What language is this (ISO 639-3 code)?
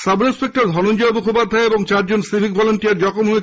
ben